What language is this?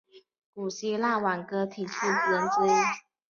Chinese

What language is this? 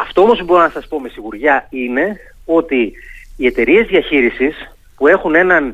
Greek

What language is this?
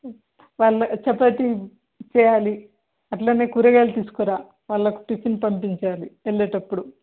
Telugu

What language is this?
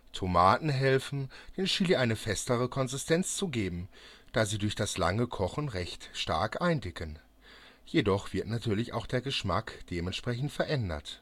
German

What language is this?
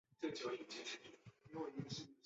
Chinese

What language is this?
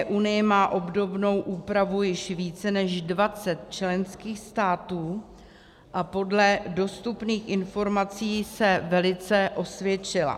Czech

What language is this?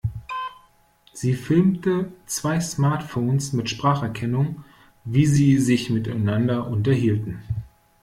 German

